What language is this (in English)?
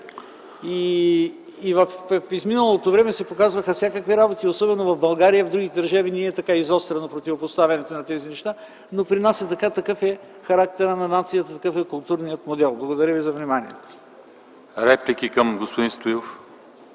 Bulgarian